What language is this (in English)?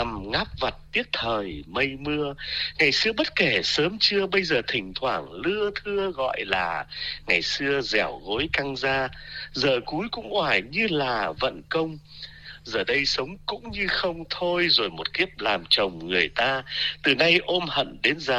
Vietnamese